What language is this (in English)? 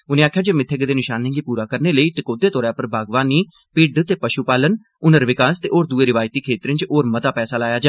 Dogri